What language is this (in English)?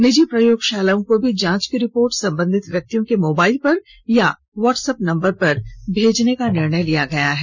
Hindi